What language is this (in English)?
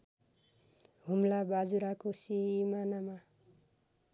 Nepali